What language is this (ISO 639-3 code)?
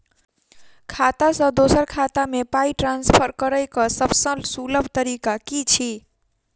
mai